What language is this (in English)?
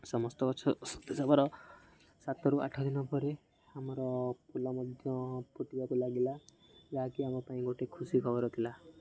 Odia